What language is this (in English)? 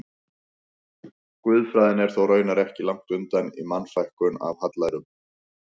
Icelandic